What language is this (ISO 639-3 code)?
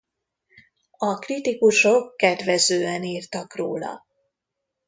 hun